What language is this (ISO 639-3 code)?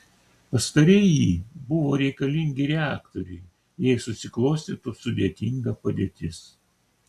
lit